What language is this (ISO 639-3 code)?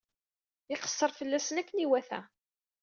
kab